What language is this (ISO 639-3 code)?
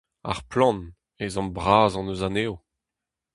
bre